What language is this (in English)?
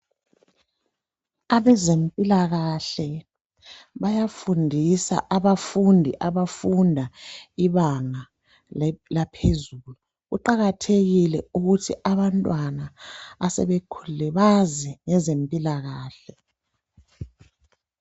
North Ndebele